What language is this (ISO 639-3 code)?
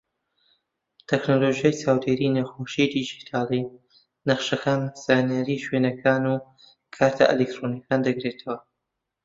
ckb